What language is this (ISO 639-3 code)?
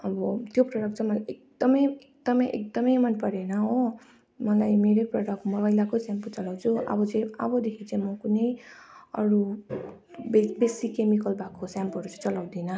nep